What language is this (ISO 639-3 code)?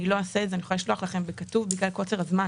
heb